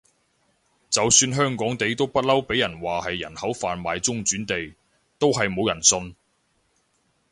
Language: Cantonese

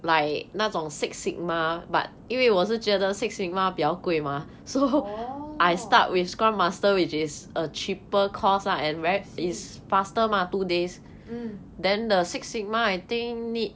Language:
English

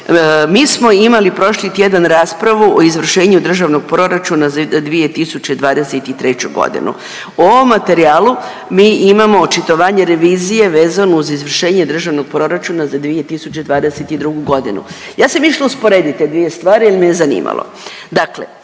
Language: Croatian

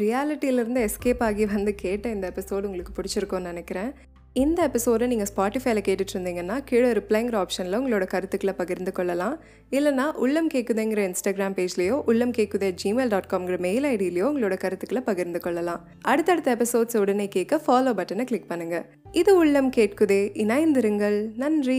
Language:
Tamil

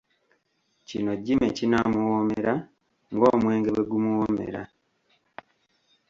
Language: Ganda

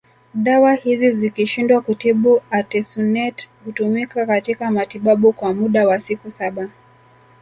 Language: Swahili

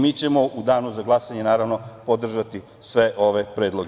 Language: Serbian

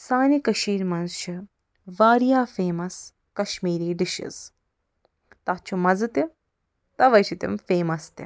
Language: Kashmiri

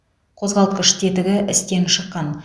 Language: Kazakh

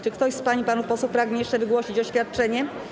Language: Polish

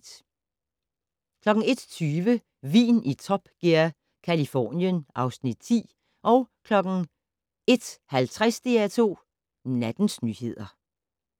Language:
Danish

